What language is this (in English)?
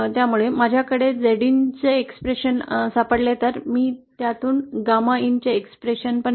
Marathi